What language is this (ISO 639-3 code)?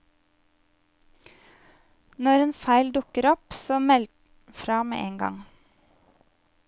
nor